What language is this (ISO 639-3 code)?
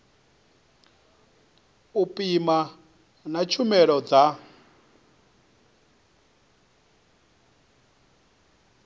ven